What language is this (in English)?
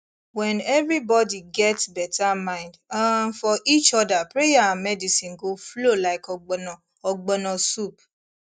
Nigerian Pidgin